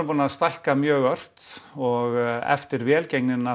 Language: Icelandic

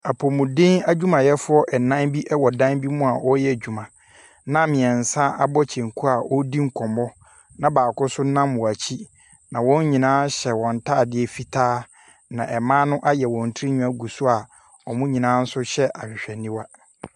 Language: Akan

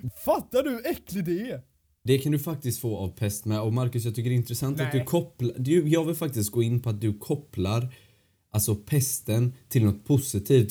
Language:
Swedish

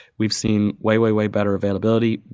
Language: English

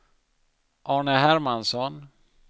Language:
Swedish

